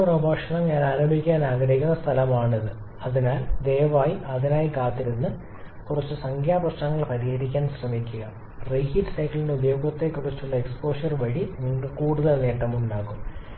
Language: Malayalam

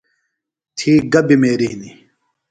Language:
Phalura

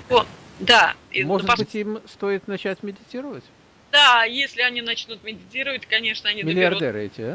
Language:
Russian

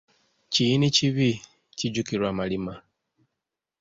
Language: Ganda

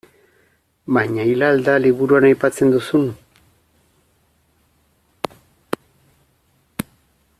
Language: Basque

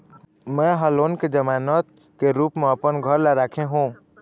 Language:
Chhattisgarhi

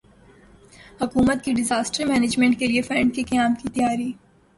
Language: Urdu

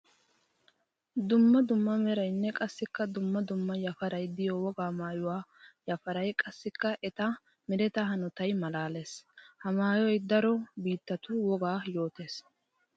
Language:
Wolaytta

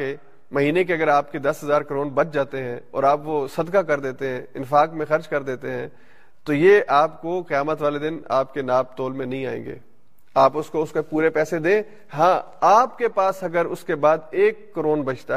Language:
Urdu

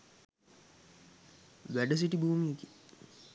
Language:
Sinhala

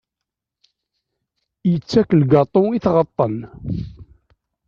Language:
Kabyle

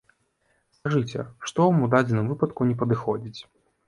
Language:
Belarusian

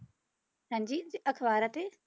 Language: Punjabi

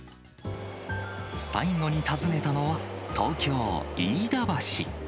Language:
Japanese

